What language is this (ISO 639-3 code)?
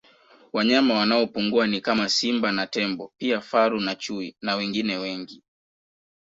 swa